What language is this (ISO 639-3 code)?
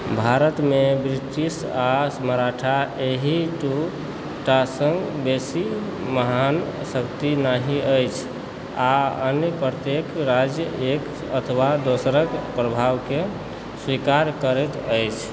mai